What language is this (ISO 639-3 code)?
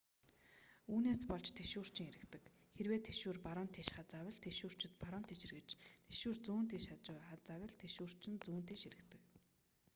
mon